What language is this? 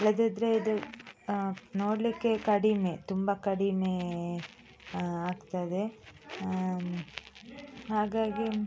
Kannada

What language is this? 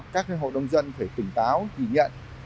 Vietnamese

